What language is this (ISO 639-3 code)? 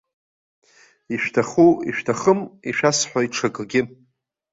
abk